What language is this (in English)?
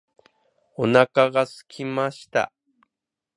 Japanese